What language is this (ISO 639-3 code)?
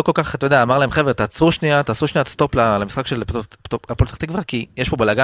heb